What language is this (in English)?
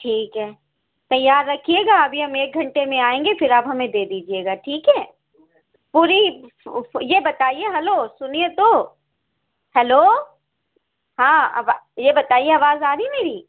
Urdu